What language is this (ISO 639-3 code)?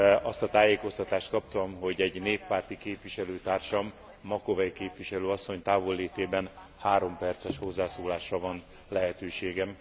hun